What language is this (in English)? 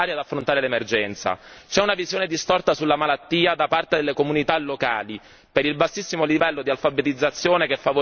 Italian